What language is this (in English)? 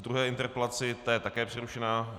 Czech